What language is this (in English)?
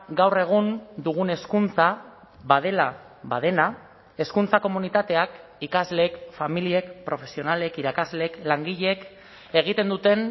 Basque